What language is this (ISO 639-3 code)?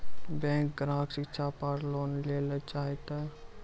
mai